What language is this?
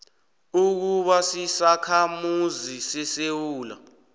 South Ndebele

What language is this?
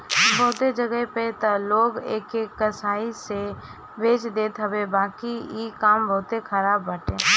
Bhojpuri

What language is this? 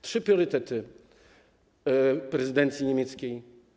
Polish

